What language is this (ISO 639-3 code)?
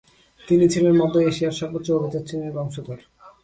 ben